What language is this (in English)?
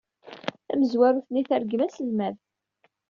Kabyle